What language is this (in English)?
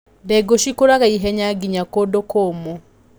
Kikuyu